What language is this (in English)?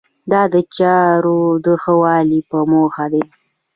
Pashto